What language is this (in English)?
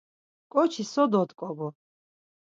Laz